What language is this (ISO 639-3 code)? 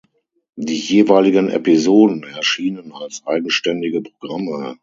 deu